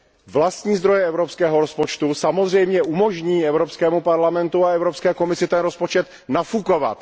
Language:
Czech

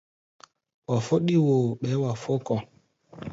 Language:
Gbaya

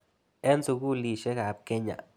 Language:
Kalenjin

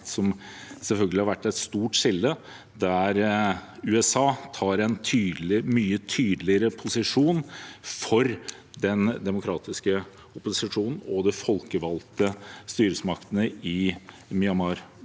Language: Norwegian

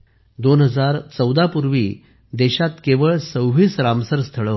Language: Marathi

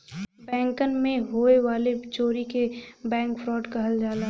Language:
Bhojpuri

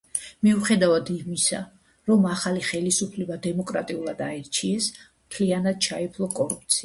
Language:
Georgian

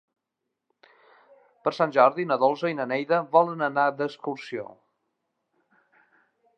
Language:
Catalan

